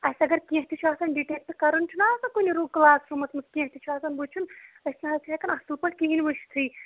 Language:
Kashmiri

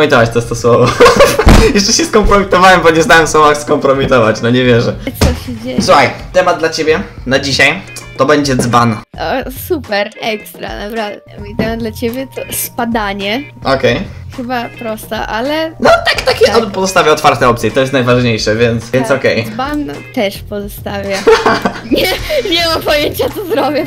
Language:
Polish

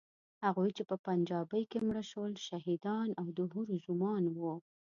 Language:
Pashto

